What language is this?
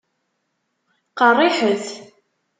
Kabyle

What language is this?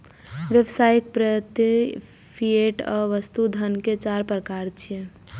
Maithili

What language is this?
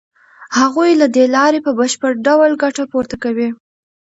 Pashto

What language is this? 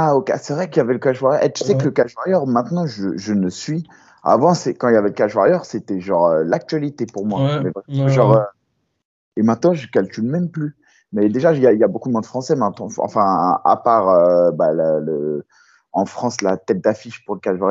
French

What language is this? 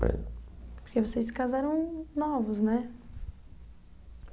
Portuguese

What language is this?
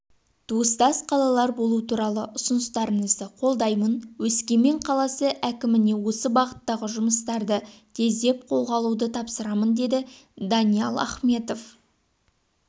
Kazakh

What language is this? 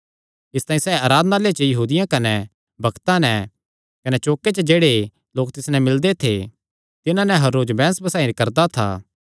Kangri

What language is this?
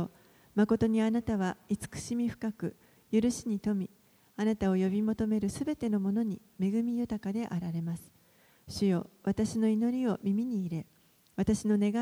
Japanese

